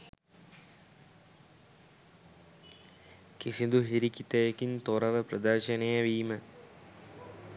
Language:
Sinhala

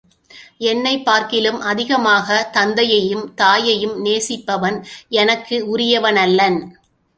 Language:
Tamil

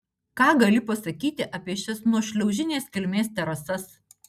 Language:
Lithuanian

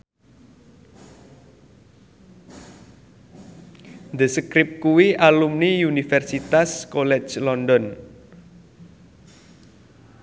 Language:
Javanese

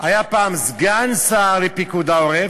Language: Hebrew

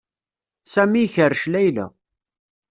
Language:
Kabyle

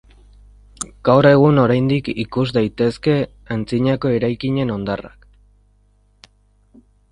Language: Basque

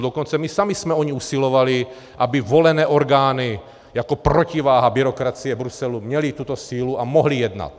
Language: Czech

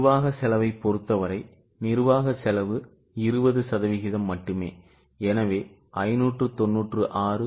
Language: Tamil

